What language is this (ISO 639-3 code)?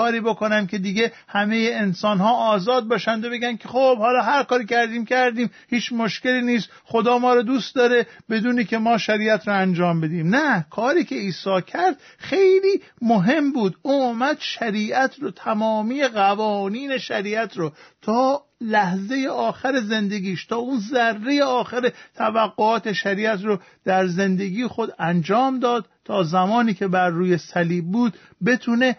fas